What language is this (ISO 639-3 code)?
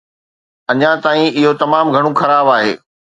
snd